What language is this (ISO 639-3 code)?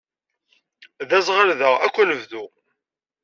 kab